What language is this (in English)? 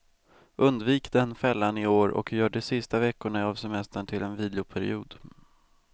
Swedish